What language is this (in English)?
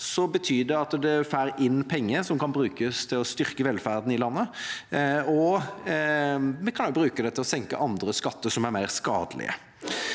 Norwegian